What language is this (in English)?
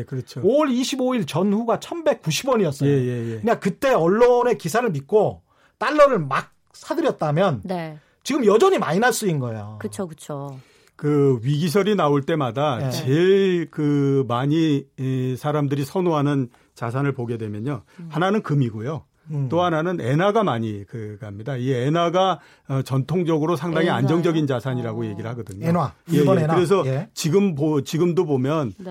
Korean